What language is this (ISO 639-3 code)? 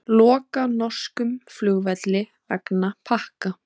isl